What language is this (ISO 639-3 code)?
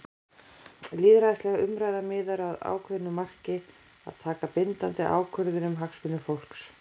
isl